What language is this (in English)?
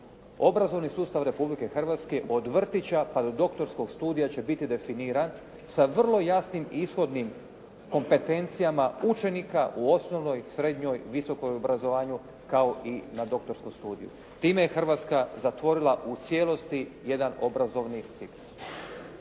Croatian